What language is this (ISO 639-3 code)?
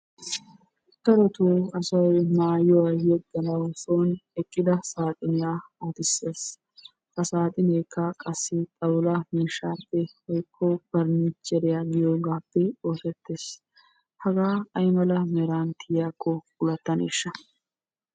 wal